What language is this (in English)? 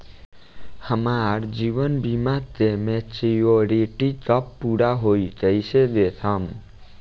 Bhojpuri